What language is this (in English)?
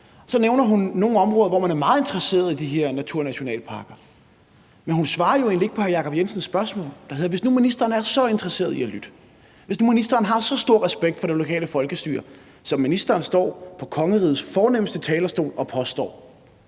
Danish